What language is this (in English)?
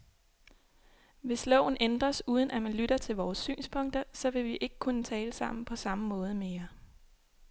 Danish